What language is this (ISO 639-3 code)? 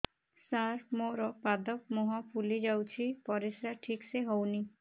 ori